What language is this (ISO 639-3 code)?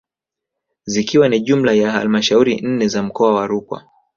swa